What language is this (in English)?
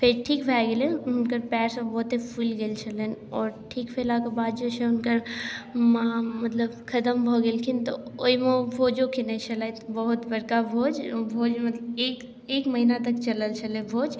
Maithili